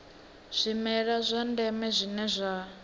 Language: Venda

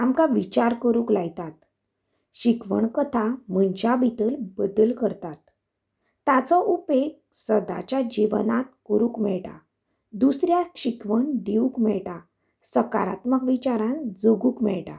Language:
Konkani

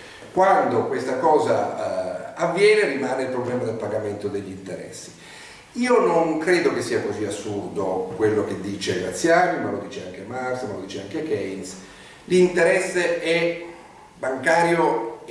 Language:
Italian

